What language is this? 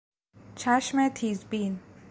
Persian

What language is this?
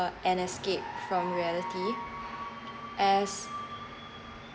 English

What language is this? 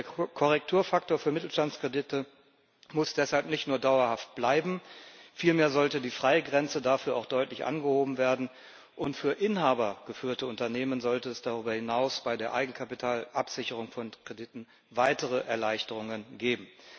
German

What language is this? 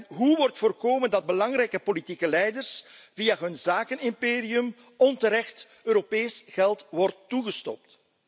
Dutch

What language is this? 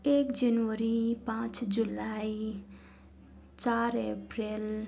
Nepali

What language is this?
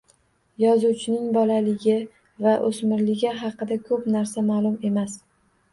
Uzbek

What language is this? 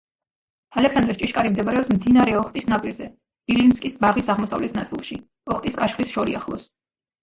Georgian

